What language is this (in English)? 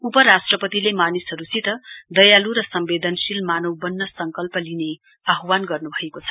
Nepali